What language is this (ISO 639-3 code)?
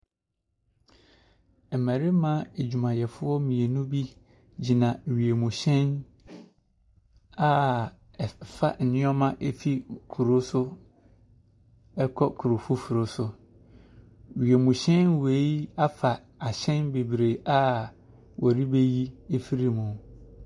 aka